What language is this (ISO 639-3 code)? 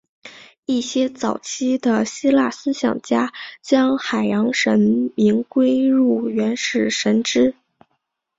zho